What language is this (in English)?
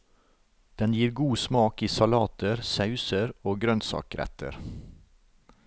Norwegian